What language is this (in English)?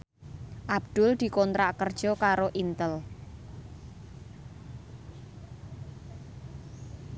Javanese